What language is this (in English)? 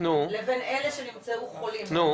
Hebrew